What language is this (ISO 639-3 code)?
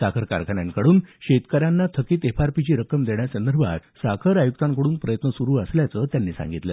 mar